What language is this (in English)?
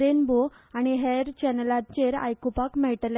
Konkani